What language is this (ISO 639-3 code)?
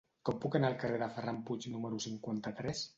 cat